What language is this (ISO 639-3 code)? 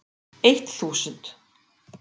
isl